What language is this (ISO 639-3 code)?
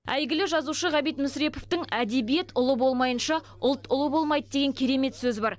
kaz